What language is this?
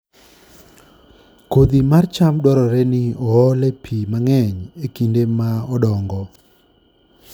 Luo (Kenya and Tanzania)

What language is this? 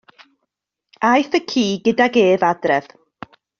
Welsh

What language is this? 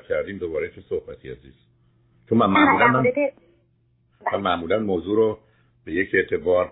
Persian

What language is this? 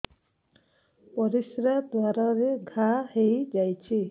Odia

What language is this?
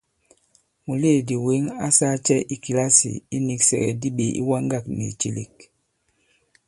Bankon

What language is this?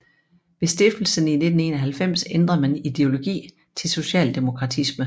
Danish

